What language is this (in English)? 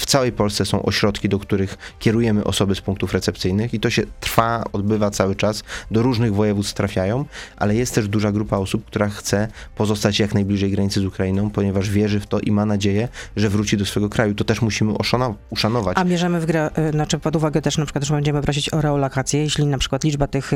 Polish